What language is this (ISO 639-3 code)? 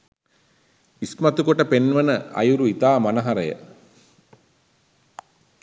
sin